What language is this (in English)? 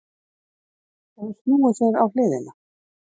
Icelandic